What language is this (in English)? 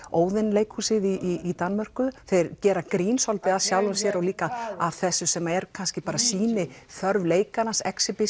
Icelandic